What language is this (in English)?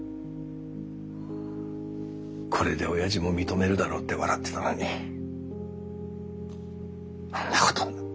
Japanese